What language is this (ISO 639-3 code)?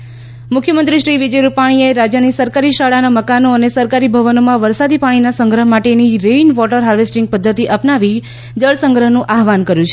guj